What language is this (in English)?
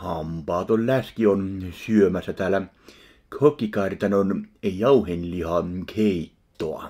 Finnish